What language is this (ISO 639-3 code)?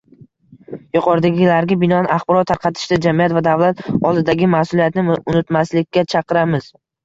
uzb